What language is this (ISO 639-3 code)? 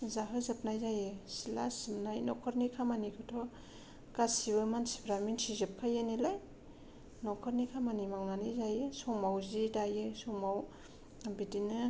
brx